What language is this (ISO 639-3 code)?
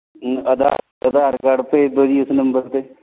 pan